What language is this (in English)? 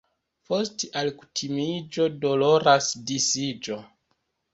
Esperanto